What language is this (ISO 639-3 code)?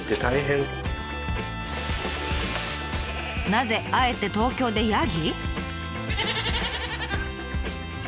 jpn